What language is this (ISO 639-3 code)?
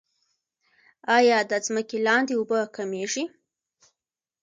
pus